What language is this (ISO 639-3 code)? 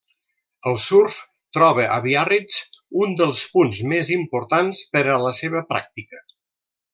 cat